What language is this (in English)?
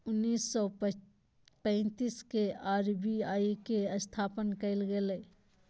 Magahi